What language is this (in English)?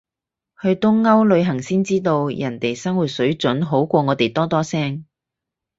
Cantonese